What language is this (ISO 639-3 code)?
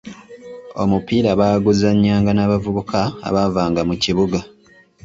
lug